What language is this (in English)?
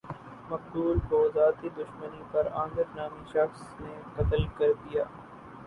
Urdu